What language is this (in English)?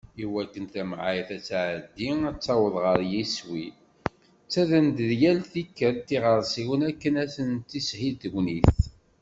Kabyle